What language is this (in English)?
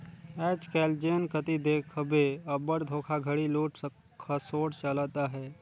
Chhattisgarhi